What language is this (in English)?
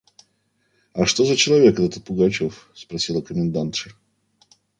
Russian